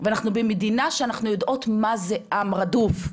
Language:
Hebrew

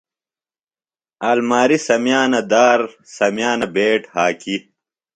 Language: Phalura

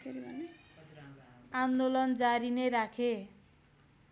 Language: Nepali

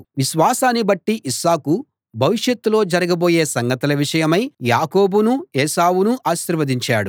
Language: Telugu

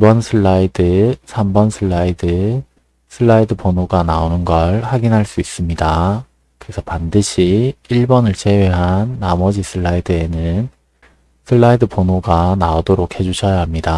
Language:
Korean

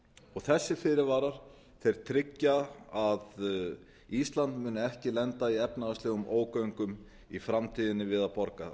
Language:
Icelandic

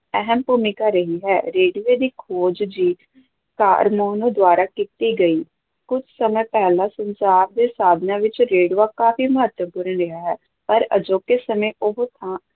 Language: Punjabi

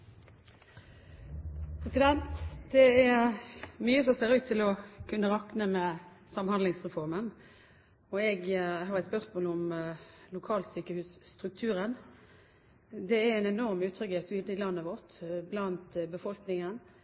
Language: Norwegian Bokmål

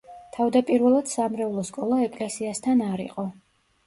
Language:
Georgian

